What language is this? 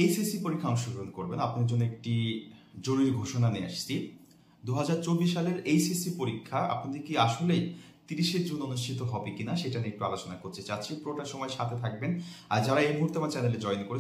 Bangla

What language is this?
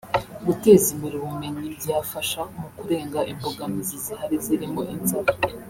Kinyarwanda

